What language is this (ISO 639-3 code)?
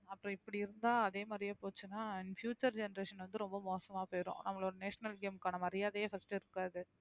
tam